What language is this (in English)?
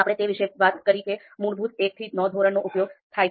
Gujarati